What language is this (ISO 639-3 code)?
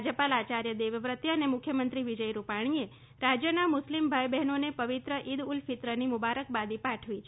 guj